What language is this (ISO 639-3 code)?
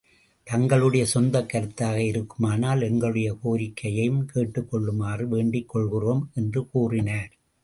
tam